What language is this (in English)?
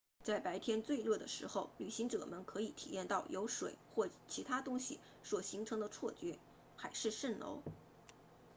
Chinese